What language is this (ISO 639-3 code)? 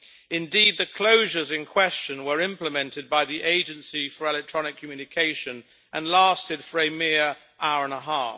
eng